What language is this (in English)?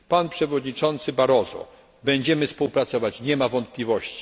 Polish